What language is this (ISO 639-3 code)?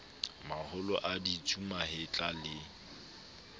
sot